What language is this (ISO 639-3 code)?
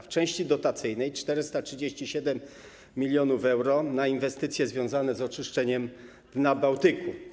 pol